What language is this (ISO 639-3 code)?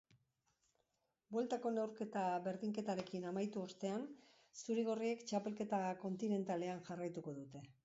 eus